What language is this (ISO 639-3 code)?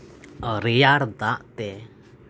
sat